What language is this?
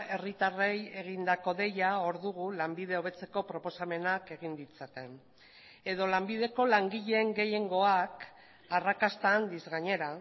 Basque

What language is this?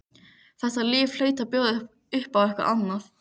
Icelandic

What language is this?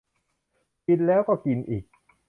Thai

